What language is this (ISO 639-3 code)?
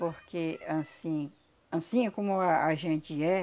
por